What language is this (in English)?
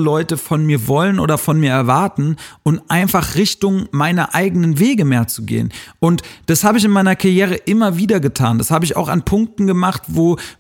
German